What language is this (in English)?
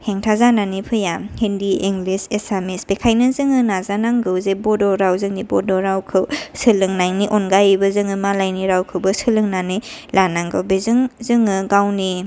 Bodo